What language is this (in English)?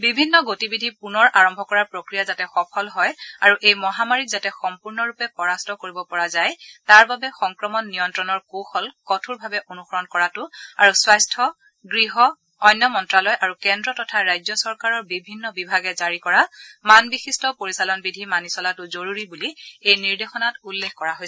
Assamese